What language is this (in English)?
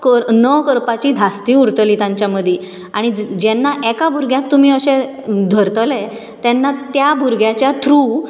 Konkani